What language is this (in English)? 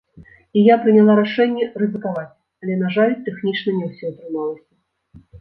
Belarusian